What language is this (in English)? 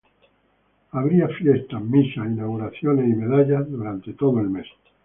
Spanish